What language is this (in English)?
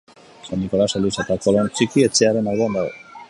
Basque